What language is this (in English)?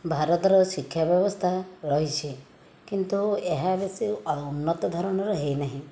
Odia